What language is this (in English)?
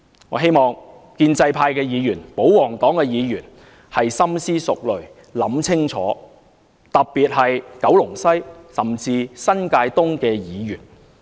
Cantonese